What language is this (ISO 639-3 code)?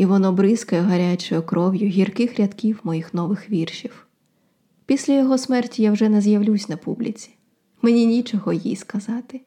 ukr